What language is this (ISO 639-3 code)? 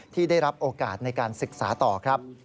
tha